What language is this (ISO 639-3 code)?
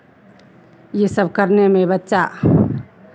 hin